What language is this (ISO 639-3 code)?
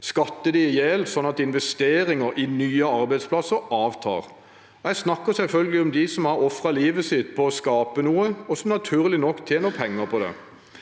nor